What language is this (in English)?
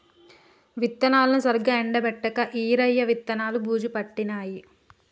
Telugu